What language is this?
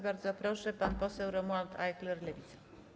Polish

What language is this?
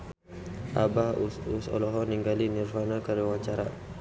Sundanese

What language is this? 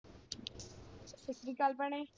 Punjabi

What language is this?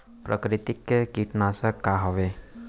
Chhattisgarhi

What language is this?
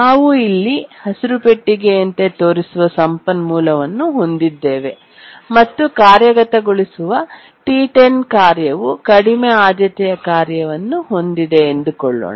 Kannada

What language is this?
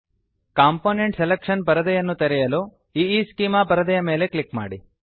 Kannada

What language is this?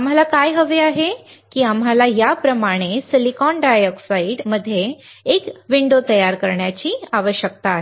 Marathi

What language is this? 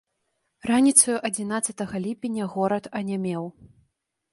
Belarusian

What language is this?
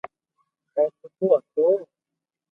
Loarki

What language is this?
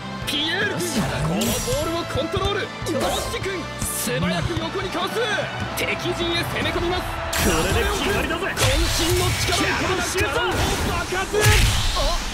Japanese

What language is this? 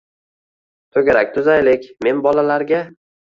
Uzbek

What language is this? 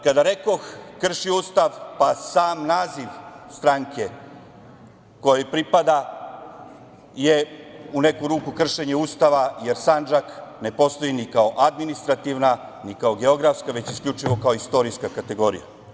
Serbian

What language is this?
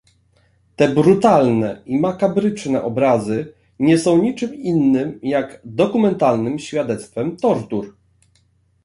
Polish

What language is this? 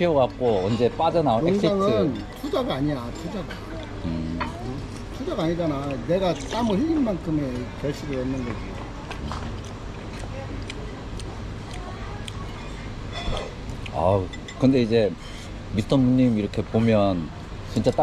Korean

